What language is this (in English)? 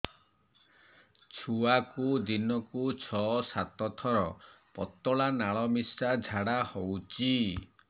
Odia